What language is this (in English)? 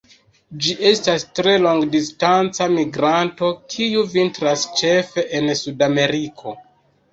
Esperanto